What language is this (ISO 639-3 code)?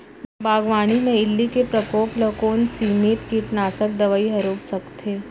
hne